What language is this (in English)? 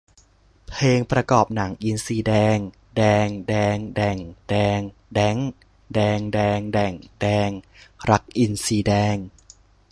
Thai